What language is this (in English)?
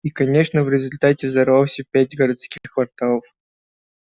Russian